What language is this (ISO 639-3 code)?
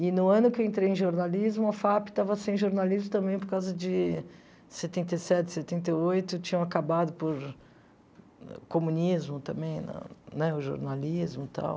por